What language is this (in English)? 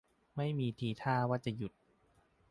Thai